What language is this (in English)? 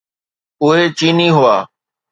Sindhi